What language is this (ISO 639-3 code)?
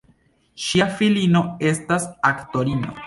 epo